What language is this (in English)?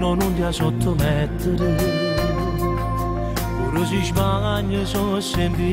Romanian